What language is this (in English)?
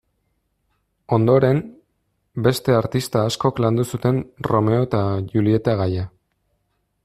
Basque